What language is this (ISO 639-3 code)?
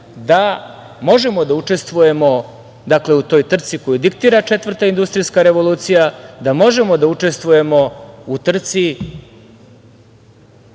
srp